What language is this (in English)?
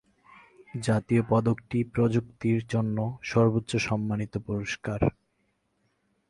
Bangla